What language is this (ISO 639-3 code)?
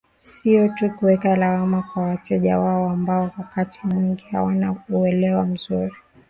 swa